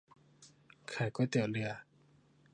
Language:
Thai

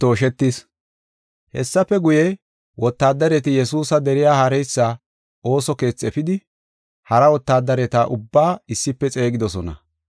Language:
Gofa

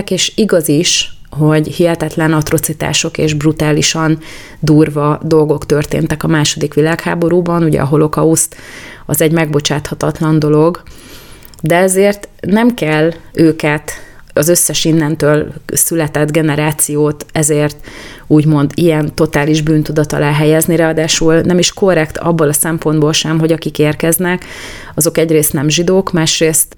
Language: Hungarian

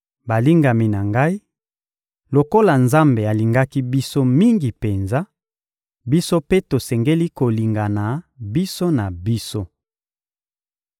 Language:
Lingala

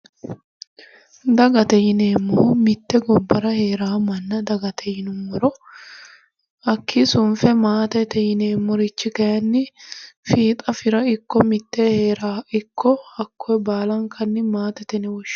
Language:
Sidamo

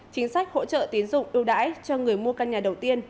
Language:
Vietnamese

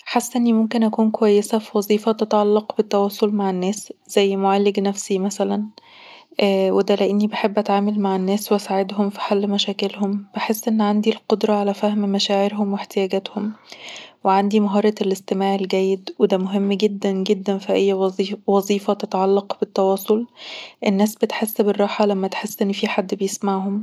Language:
Egyptian Arabic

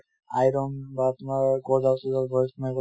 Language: Assamese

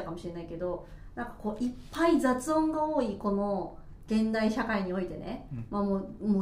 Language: Japanese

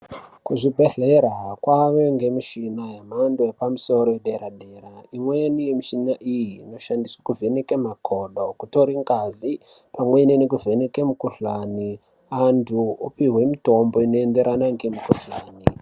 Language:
Ndau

